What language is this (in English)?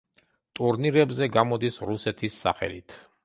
Georgian